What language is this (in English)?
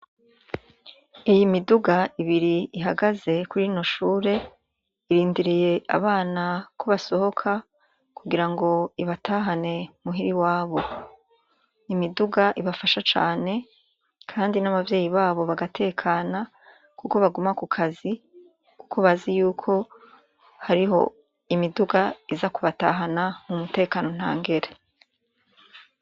Rundi